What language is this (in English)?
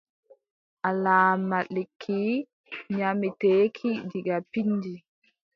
Adamawa Fulfulde